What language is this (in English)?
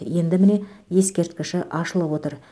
Kazakh